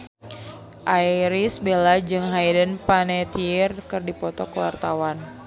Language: Sundanese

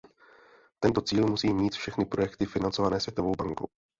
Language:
Czech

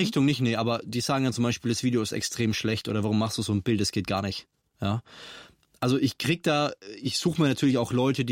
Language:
German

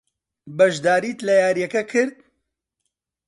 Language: Central Kurdish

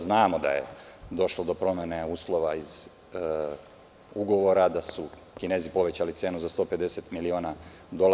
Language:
Serbian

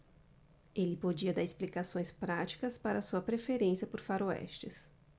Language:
Portuguese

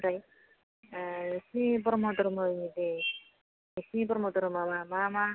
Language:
Bodo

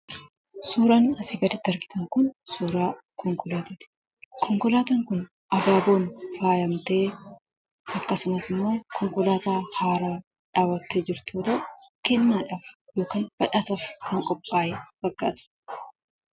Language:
Oromo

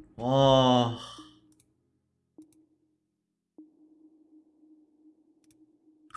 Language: Korean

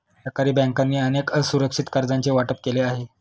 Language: Marathi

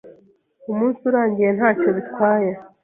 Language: Kinyarwanda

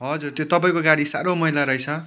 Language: Nepali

